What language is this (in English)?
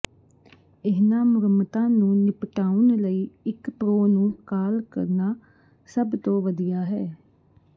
Punjabi